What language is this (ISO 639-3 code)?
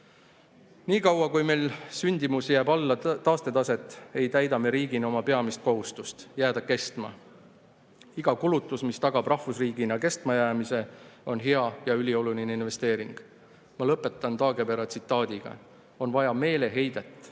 est